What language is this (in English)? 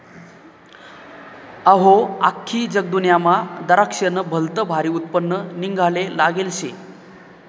Marathi